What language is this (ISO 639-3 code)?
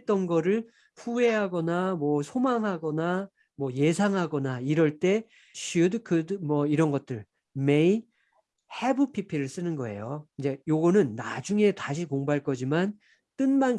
kor